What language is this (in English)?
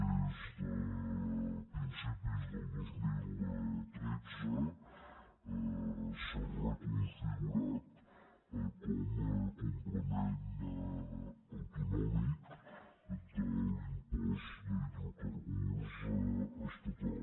Catalan